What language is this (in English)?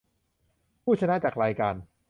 Thai